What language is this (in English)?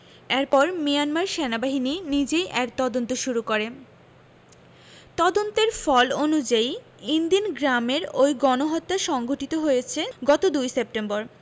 Bangla